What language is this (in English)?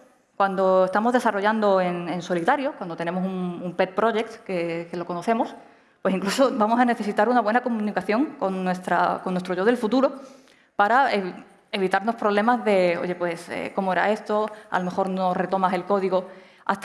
Spanish